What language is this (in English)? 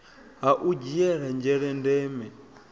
Venda